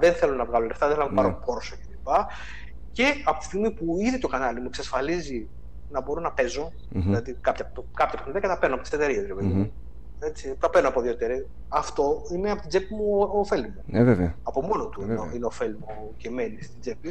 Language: Greek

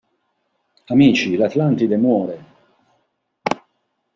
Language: Italian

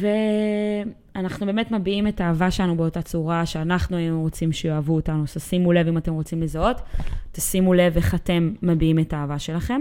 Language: Hebrew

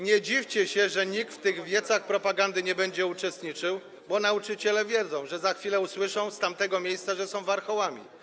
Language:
Polish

